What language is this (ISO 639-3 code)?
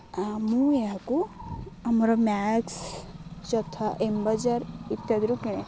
ori